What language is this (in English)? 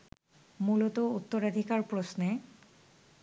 Bangla